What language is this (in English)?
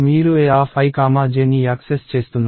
Telugu